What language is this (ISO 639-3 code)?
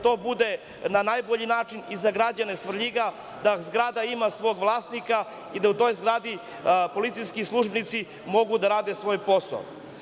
srp